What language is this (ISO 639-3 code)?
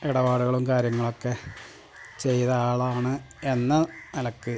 mal